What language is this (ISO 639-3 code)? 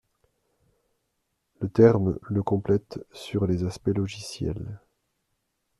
fra